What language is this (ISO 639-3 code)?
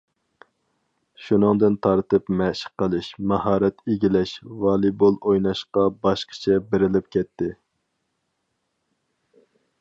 uig